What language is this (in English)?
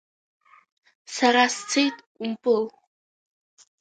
Abkhazian